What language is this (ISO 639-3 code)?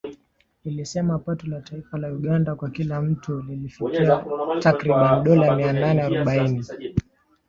swa